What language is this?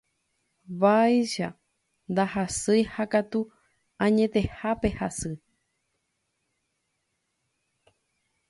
Guarani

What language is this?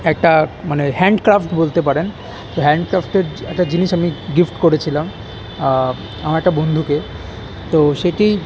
Bangla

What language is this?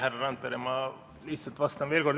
Estonian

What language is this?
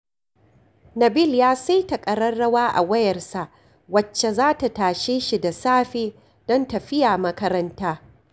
Hausa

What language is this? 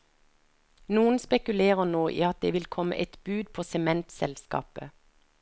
Norwegian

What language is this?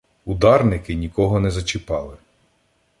Ukrainian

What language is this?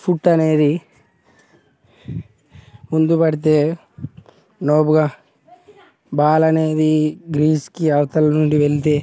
Telugu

